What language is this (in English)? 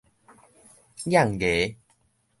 Min Nan Chinese